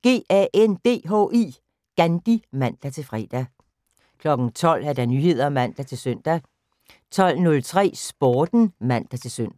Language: Danish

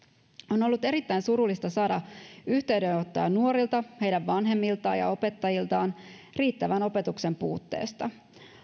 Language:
Finnish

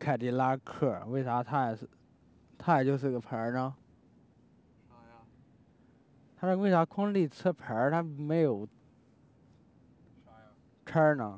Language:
Chinese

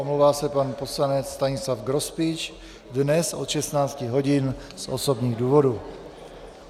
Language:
Czech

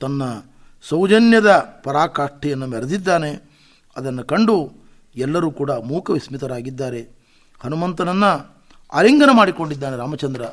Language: Kannada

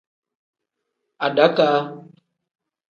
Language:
Tem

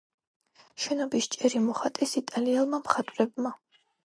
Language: Georgian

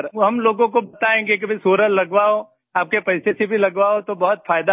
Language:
Hindi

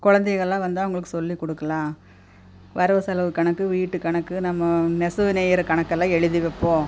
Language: Tamil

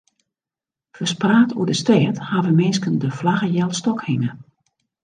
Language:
Western Frisian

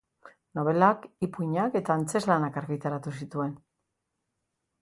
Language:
Basque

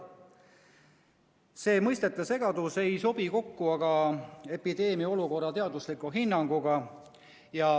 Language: Estonian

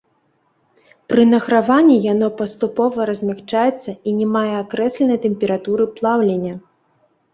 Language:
Belarusian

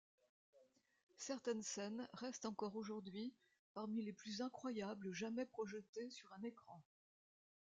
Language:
French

